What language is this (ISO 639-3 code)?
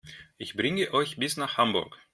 deu